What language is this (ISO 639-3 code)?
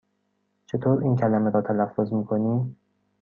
fas